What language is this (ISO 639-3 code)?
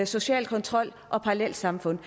dan